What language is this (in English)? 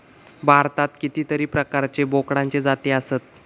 Marathi